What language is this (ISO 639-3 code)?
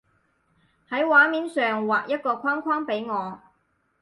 yue